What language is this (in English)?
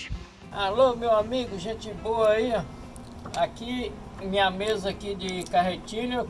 Portuguese